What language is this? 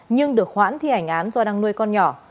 Vietnamese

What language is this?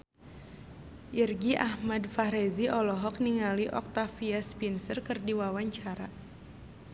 Sundanese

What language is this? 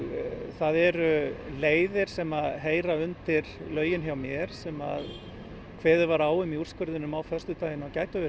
Icelandic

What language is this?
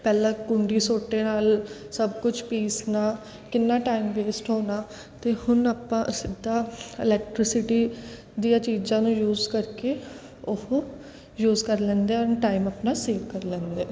Punjabi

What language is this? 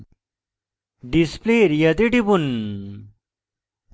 Bangla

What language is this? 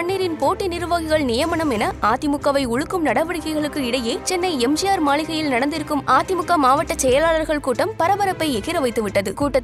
Tamil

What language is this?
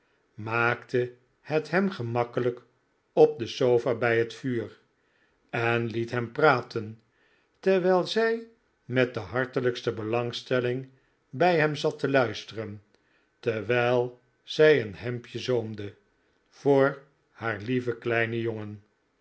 Dutch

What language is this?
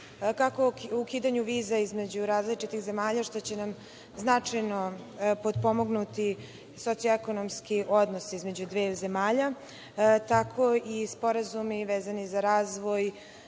Serbian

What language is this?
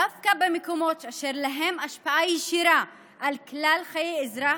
Hebrew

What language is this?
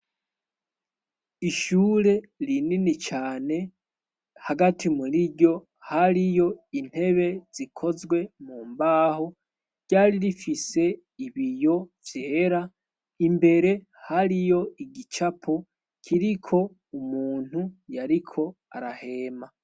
Rundi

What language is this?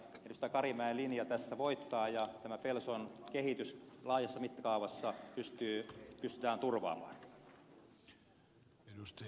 Finnish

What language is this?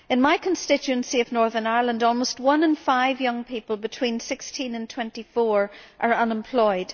English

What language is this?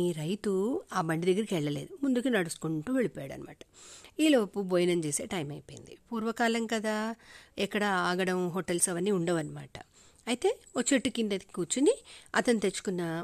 Telugu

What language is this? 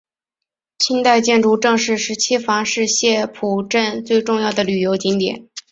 Chinese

